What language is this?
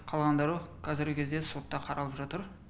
Kazakh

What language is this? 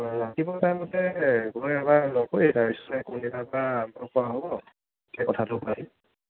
Assamese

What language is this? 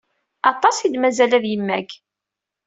Kabyle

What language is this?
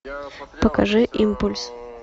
Russian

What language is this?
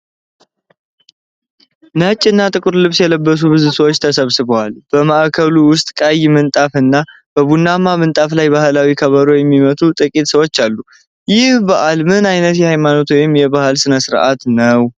Amharic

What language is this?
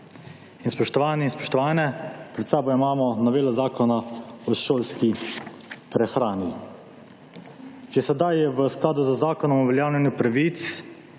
Slovenian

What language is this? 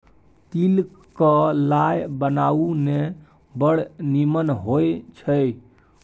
Maithili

